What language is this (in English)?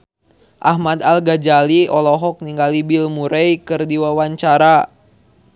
Sundanese